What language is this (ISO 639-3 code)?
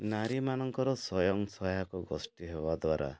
ori